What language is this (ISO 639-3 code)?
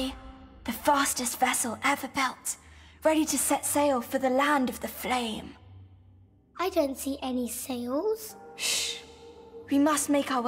pol